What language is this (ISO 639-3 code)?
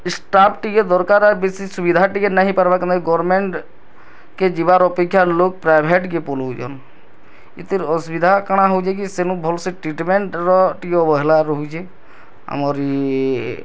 ori